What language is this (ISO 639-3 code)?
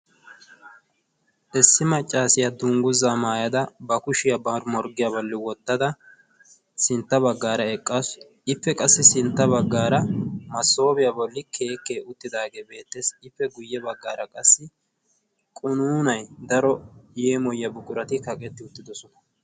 wal